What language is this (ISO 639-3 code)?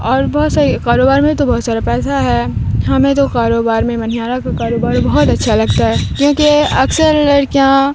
urd